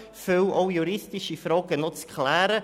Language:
Swiss German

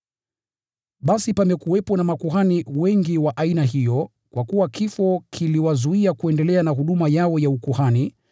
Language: Swahili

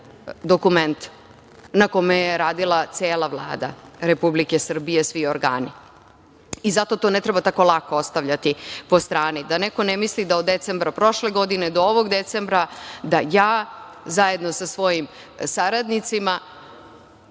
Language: Serbian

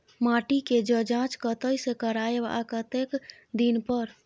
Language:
Maithili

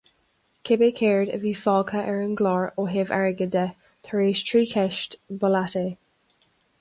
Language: Irish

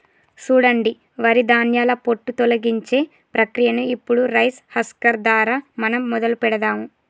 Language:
Telugu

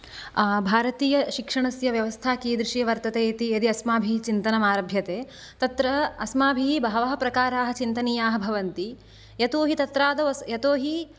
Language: Sanskrit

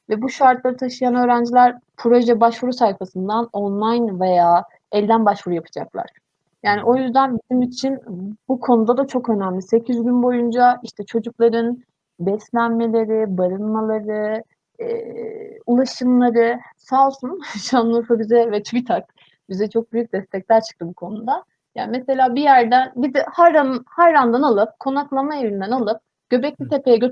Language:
Turkish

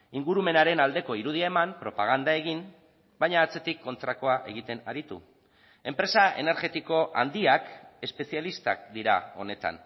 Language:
Basque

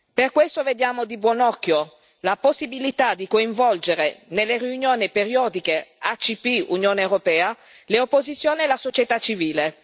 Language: Italian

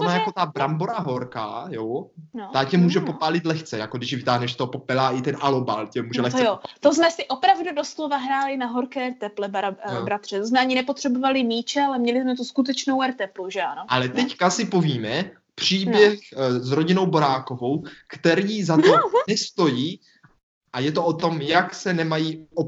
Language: Czech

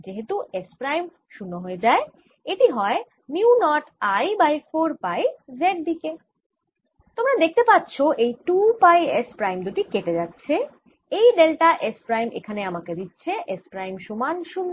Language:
Bangla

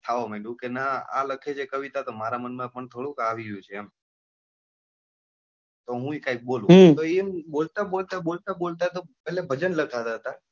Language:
Gujarati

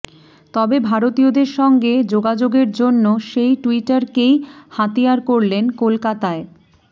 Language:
Bangla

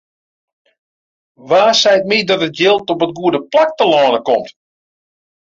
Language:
Western Frisian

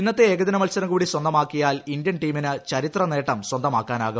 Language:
Malayalam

